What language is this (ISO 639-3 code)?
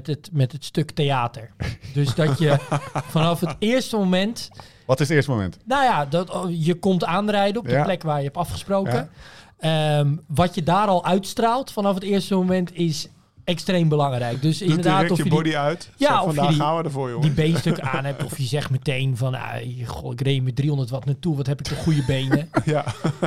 nld